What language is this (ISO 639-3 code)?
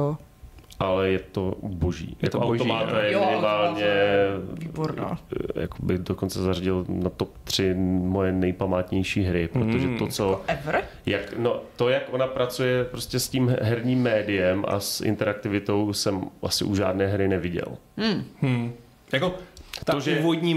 ces